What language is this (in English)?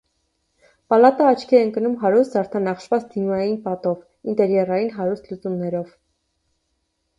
Armenian